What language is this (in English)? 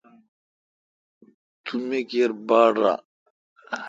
Kalkoti